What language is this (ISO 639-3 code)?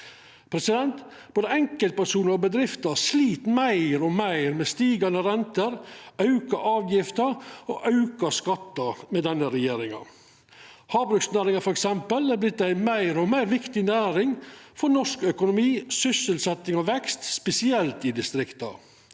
nor